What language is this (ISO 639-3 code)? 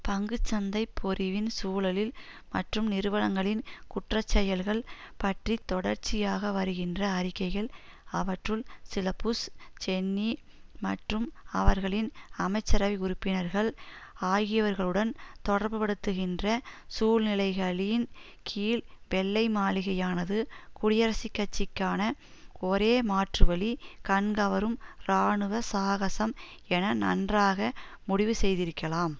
tam